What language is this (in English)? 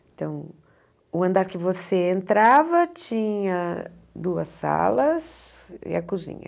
Portuguese